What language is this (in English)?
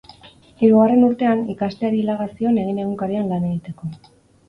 Basque